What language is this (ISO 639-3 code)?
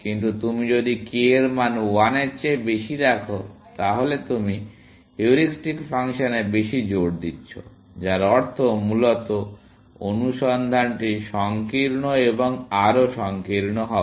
ben